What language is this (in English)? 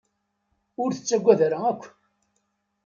Kabyle